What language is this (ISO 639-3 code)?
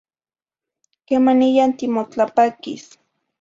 nhi